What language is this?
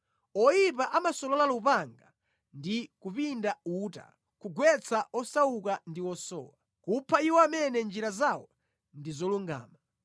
Nyanja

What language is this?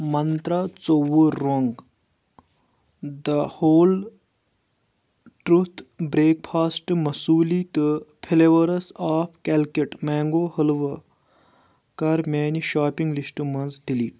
Kashmiri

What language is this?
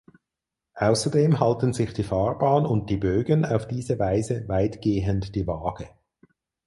German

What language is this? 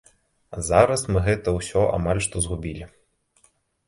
Belarusian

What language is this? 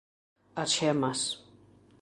Galician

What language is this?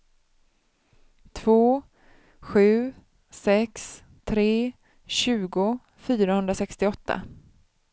Swedish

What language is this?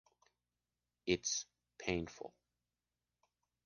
English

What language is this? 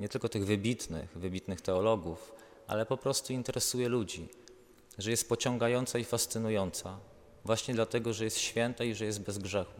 Polish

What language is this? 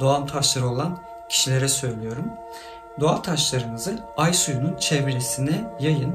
Turkish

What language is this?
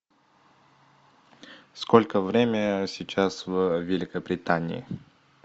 Russian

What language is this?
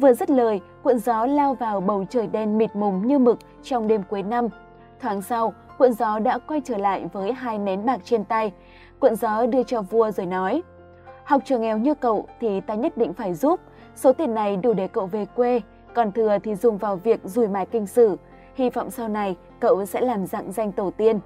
Vietnamese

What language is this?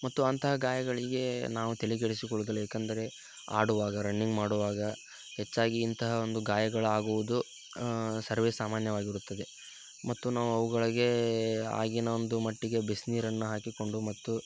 Kannada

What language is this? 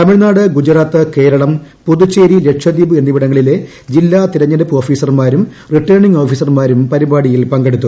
Malayalam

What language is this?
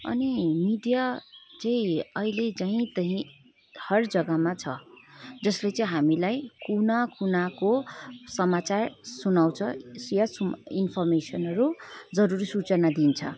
Nepali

